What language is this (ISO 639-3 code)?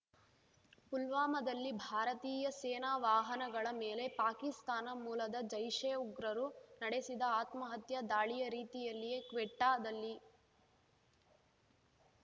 kan